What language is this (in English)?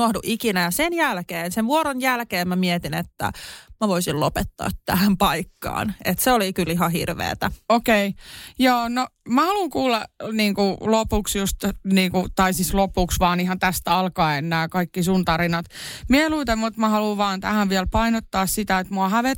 Finnish